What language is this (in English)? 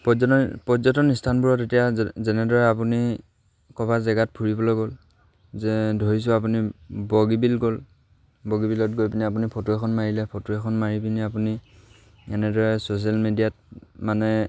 Assamese